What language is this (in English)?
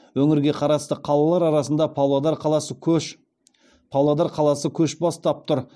Kazakh